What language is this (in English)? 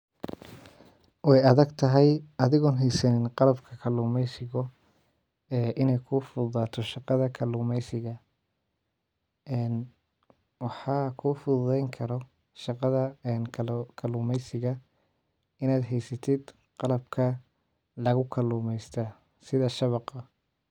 Somali